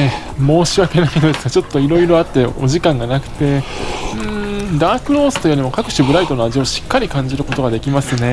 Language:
Japanese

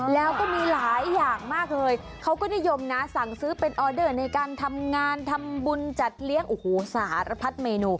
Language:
Thai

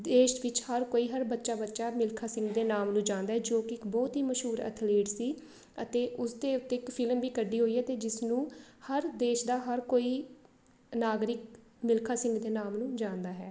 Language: Punjabi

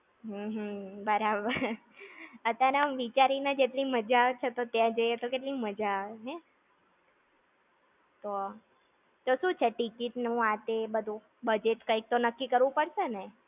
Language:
Gujarati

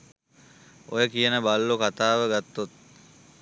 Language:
Sinhala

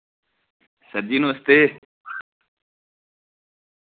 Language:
Dogri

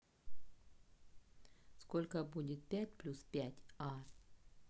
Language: Russian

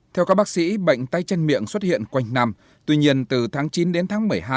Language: Vietnamese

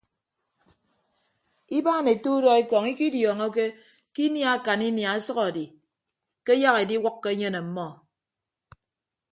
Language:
Ibibio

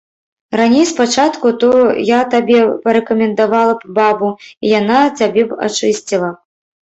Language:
Belarusian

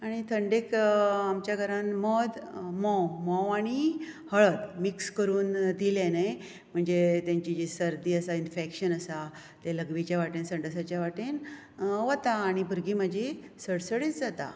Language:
Konkani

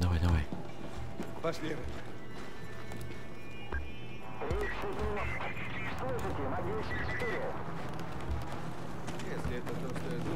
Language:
Russian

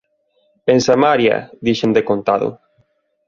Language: Galician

